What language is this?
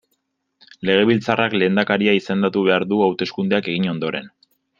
Basque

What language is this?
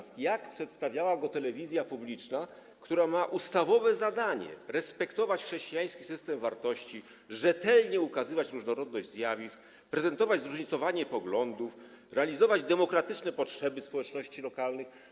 Polish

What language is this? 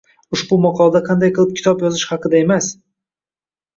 Uzbek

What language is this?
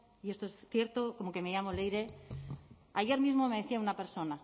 Spanish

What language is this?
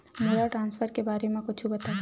Chhattisgarhi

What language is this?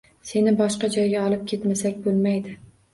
Uzbek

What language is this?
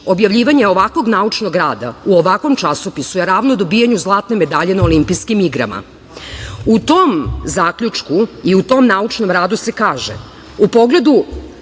Serbian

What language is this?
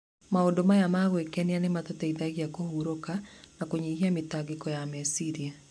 Kikuyu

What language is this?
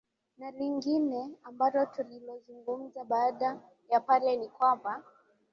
Swahili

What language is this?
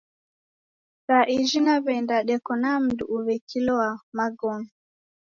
Taita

